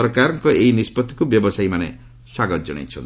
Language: Odia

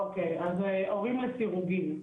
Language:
Hebrew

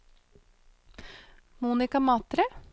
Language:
Norwegian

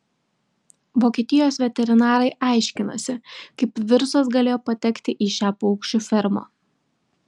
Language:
Lithuanian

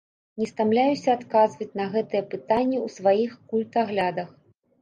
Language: Belarusian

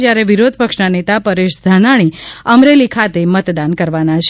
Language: Gujarati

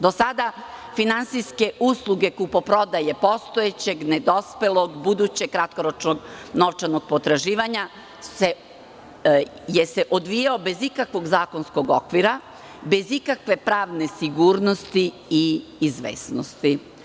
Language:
Serbian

